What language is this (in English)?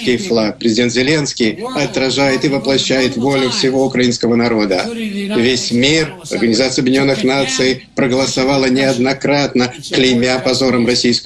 Russian